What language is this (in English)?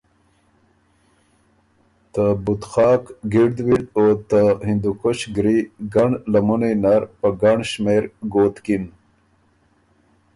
Ormuri